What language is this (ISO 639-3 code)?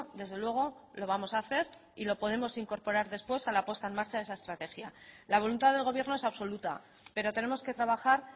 spa